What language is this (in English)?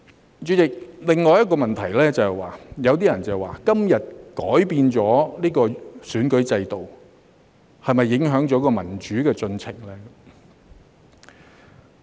Cantonese